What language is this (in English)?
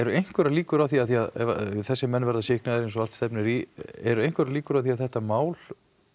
Icelandic